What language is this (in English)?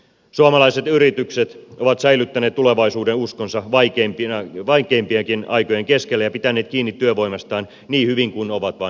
Finnish